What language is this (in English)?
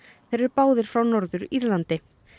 Icelandic